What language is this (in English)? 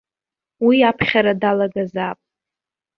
Abkhazian